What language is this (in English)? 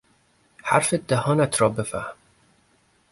Persian